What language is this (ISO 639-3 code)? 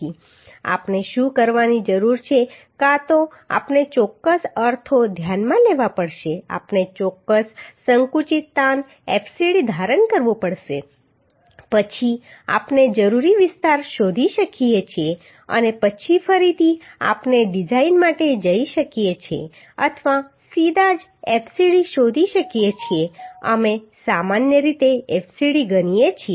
guj